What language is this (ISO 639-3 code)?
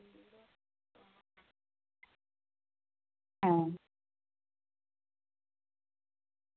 sat